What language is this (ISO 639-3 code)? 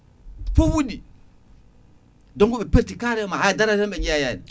ful